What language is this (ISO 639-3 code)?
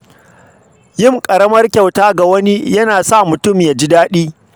hau